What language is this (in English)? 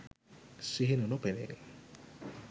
Sinhala